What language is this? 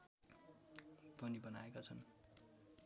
Nepali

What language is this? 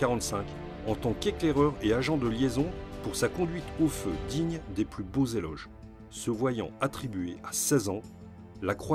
French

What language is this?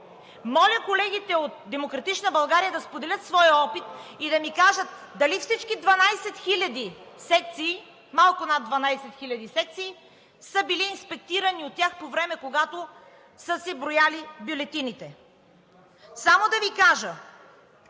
Bulgarian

